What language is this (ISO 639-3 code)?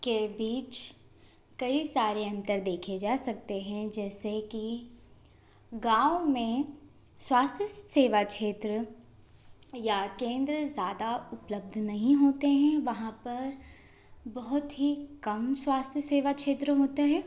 hin